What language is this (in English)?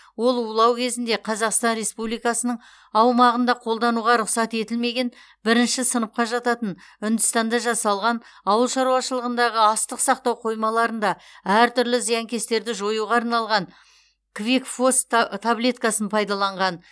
Kazakh